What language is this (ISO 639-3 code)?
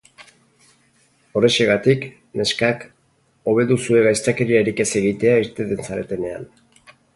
eus